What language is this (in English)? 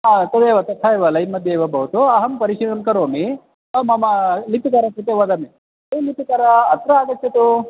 Sanskrit